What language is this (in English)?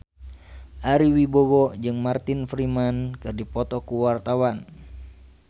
Sundanese